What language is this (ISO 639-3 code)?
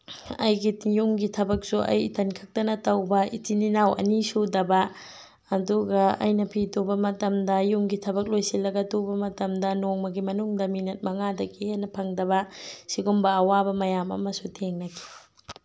mni